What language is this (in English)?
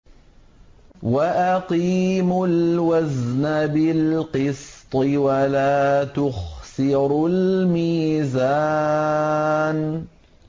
Arabic